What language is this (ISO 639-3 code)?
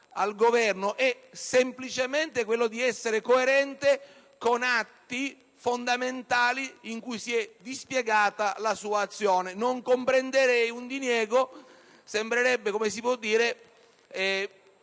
ita